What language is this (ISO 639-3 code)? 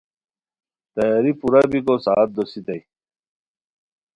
khw